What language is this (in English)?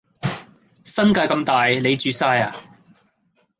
Cantonese